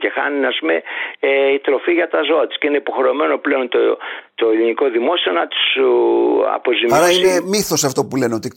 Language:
Greek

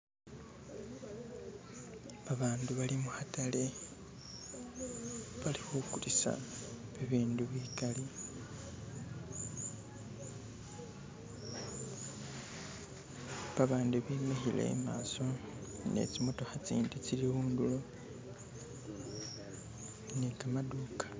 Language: Masaaba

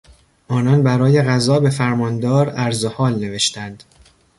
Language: Persian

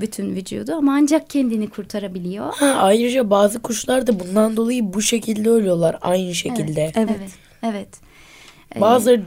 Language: Turkish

